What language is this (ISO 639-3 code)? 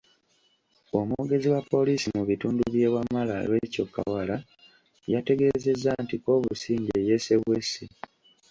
lug